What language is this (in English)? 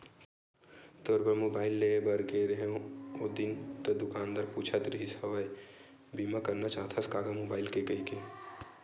Chhattisgarhi